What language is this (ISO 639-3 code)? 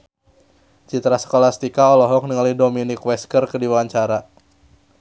sun